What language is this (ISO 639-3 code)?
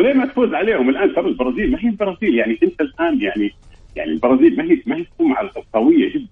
ara